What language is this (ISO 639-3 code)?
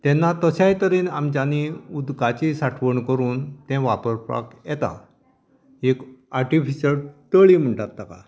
kok